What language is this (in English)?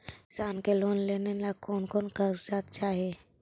Magahi